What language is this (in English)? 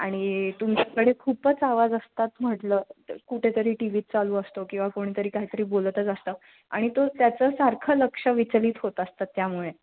Marathi